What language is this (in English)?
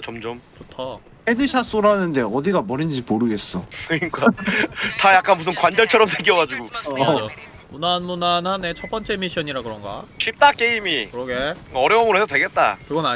Korean